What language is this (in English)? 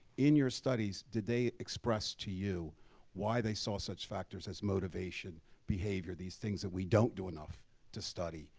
English